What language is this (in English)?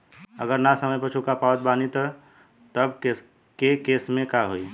Bhojpuri